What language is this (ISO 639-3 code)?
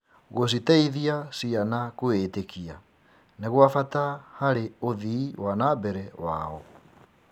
kik